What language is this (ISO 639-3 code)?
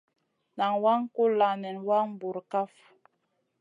mcn